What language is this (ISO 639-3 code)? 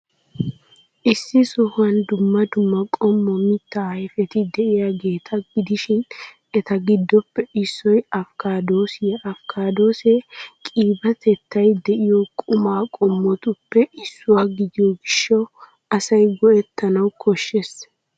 wal